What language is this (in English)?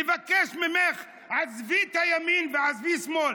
Hebrew